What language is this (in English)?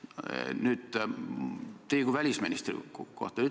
Estonian